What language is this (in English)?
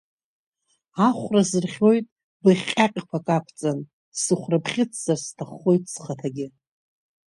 Abkhazian